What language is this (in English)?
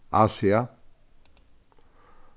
Faroese